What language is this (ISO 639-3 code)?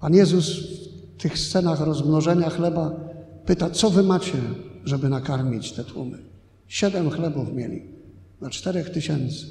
pol